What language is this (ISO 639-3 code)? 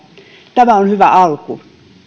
fin